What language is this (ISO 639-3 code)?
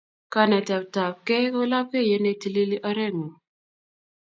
kln